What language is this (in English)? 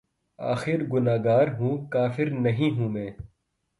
Urdu